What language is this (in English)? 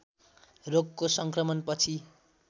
Nepali